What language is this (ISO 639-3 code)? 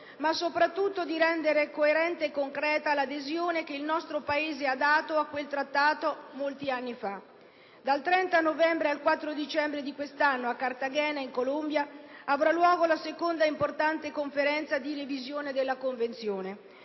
ita